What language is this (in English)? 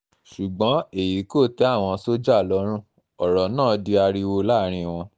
Yoruba